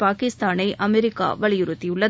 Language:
Tamil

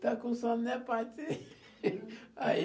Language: Portuguese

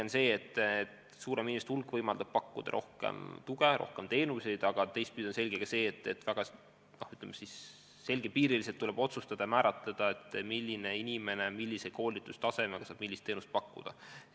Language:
Estonian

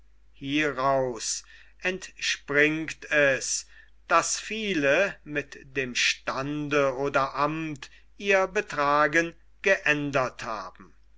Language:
German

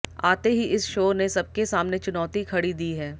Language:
Hindi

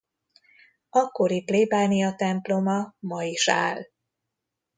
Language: Hungarian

